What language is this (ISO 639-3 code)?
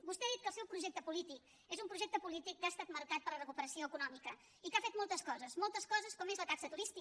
cat